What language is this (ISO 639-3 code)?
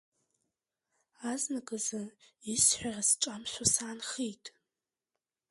abk